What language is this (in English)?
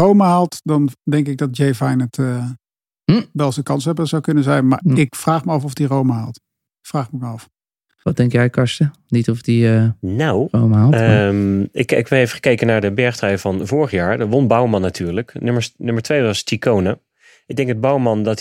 Dutch